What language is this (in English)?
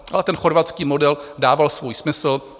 Czech